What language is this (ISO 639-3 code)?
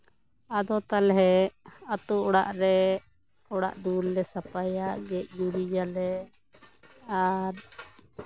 sat